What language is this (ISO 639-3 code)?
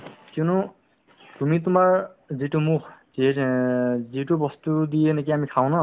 asm